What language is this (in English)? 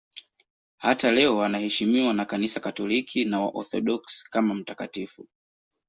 Swahili